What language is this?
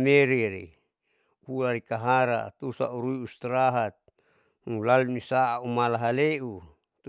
Saleman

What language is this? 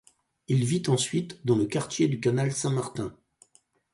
French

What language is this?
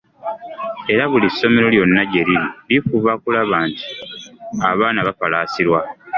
Ganda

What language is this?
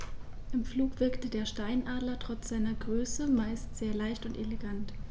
German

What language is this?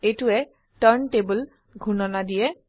Assamese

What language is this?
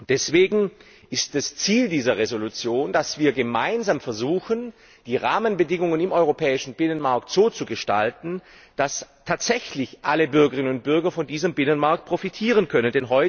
German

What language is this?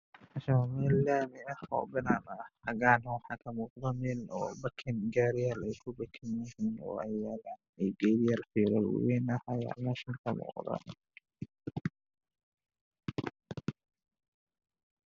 Somali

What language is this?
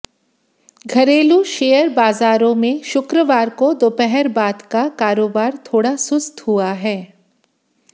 Hindi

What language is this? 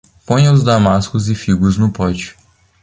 Portuguese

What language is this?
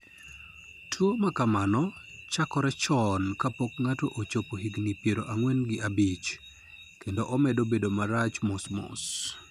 Luo (Kenya and Tanzania)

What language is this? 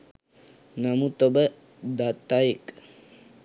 Sinhala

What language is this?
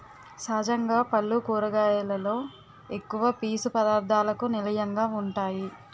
Telugu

